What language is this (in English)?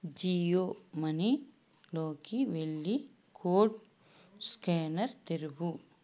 Telugu